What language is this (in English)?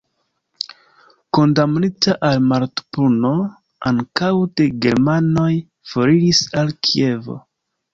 Esperanto